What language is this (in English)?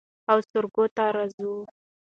Pashto